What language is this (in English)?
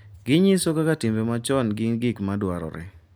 Luo (Kenya and Tanzania)